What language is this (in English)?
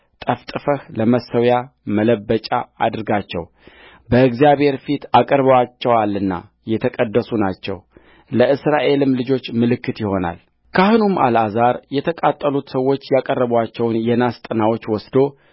Amharic